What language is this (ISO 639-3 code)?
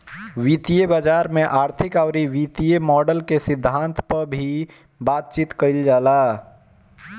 bho